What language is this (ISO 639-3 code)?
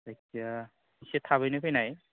brx